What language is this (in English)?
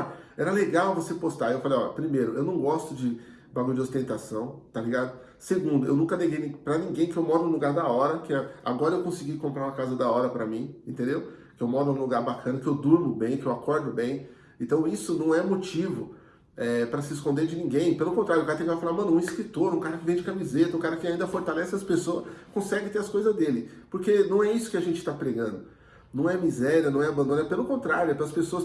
Portuguese